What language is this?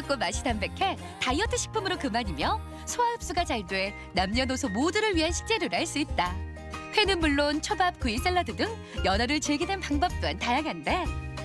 Korean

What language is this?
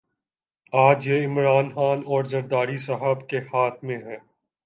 Urdu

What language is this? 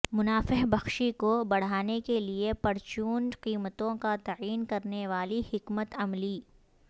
Urdu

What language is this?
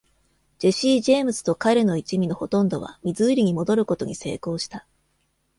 Japanese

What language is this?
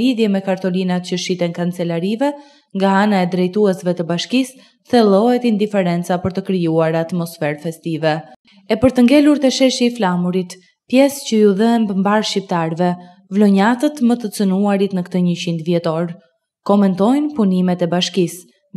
Romanian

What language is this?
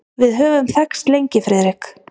Icelandic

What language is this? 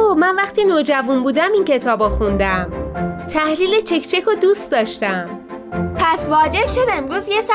Persian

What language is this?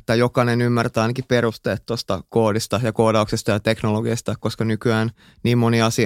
Finnish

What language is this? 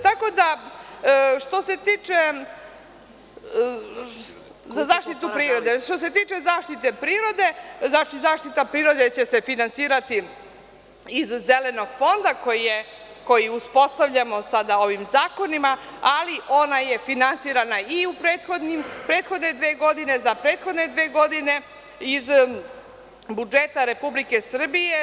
Serbian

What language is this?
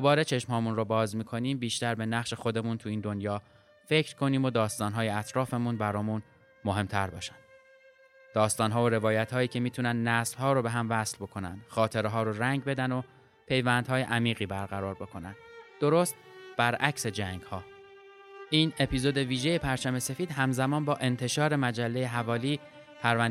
Persian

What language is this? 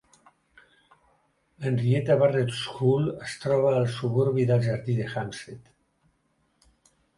Catalan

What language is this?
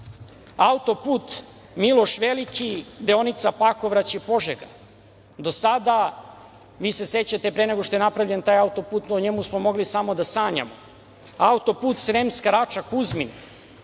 Serbian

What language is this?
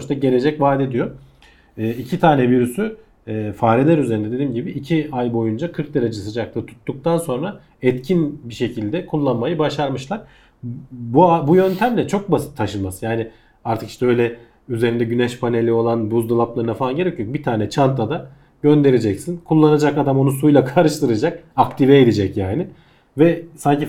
Turkish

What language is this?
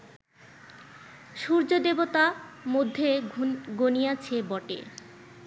Bangla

